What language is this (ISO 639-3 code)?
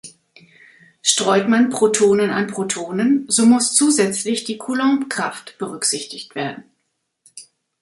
deu